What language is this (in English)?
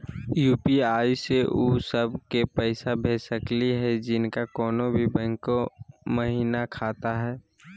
Magahi